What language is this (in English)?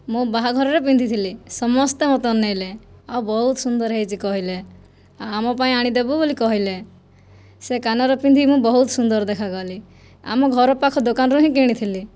Odia